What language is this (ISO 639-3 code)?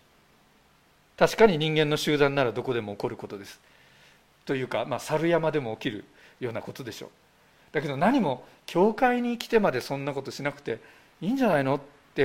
jpn